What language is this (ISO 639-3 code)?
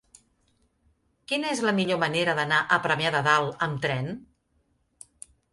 cat